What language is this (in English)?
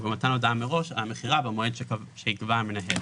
Hebrew